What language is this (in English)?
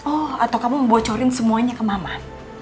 Indonesian